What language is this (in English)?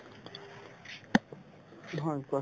Assamese